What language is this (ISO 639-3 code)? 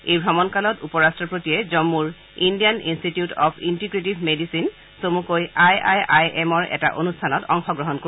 asm